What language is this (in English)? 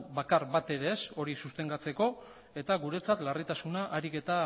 Basque